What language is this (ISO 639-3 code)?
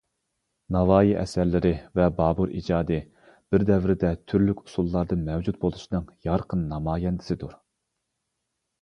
uig